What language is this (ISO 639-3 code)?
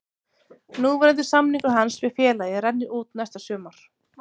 isl